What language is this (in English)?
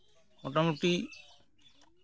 Santali